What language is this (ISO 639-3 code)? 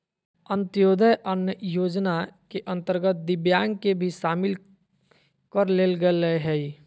mag